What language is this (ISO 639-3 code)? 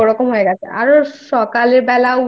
ben